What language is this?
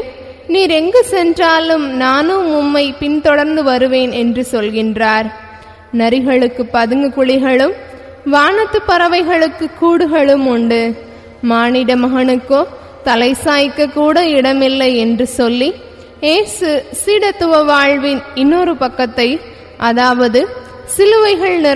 Romanian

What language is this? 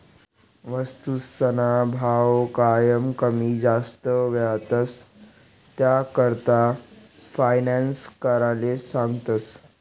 Marathi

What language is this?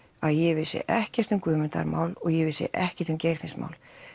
Icelandic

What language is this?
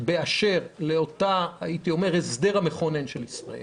Hebrew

